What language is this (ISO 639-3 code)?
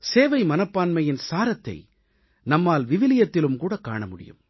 tam